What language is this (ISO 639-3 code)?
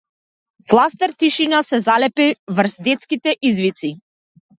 mkd